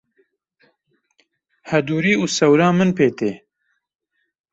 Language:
Kurdish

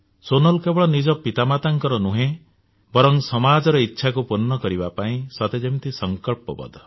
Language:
Odia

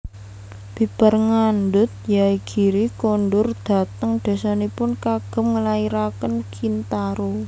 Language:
Javanese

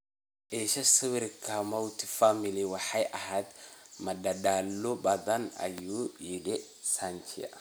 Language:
Somali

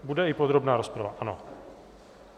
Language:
Czech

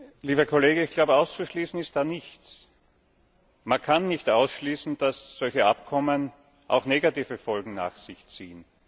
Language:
German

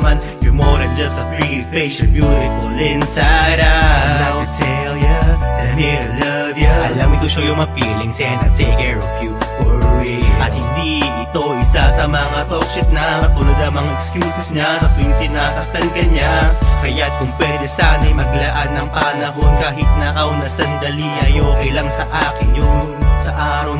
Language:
Filipino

